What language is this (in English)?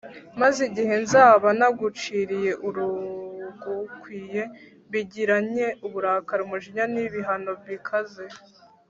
Kinyarwanda